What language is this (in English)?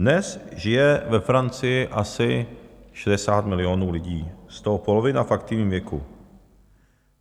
Czech